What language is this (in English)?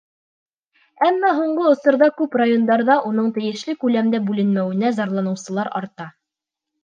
Bashkir